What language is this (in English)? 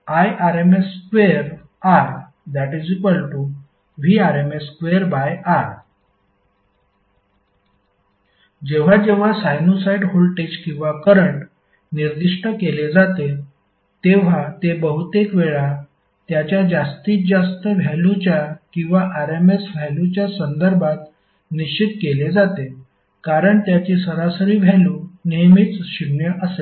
Marathi